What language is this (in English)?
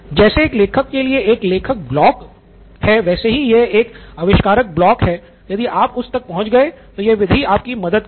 Hindi